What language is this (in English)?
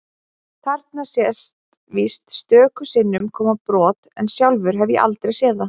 Icelandic